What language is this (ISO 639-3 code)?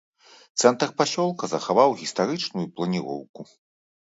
bel